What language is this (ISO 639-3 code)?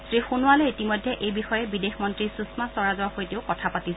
asm